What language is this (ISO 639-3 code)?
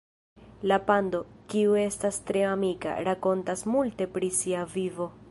epo